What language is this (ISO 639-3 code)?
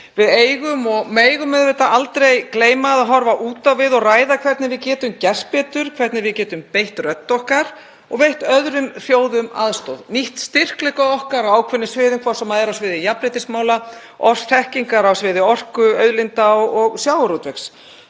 isl